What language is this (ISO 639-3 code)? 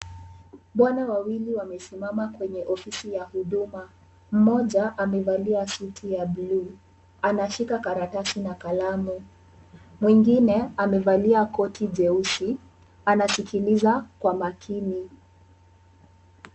swa